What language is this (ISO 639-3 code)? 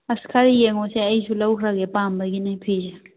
mni